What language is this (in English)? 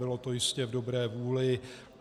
Czech